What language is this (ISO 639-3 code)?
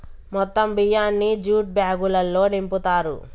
tel